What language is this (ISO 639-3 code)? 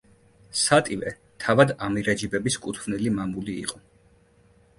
kat